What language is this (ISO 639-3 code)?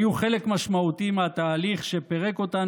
heb